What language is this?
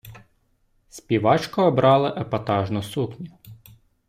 Ukrainian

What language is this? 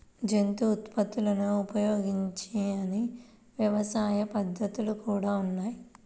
Telugu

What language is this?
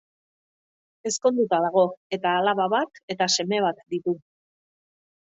Basque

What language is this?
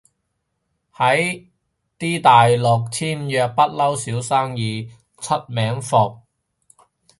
Cantonese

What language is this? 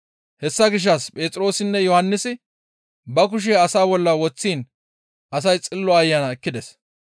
Gamo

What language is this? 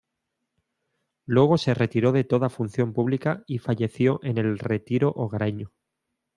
Spanish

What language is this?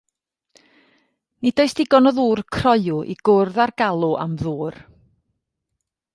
Welsh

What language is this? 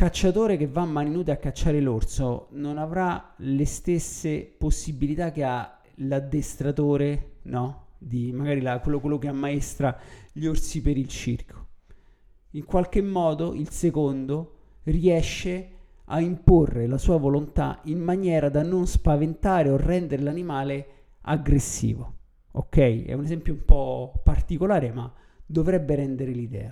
Italian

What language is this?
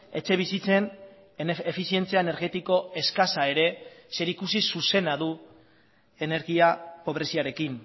Basque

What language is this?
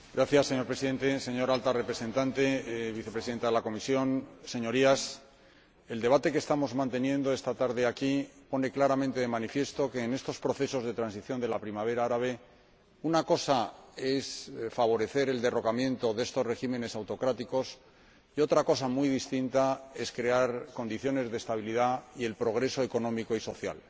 Spanish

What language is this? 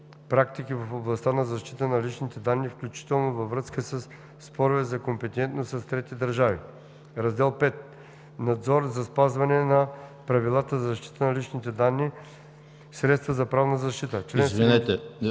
Bulgarian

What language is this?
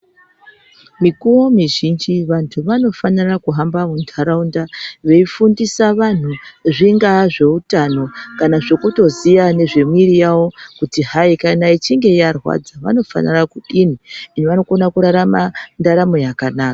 Ndau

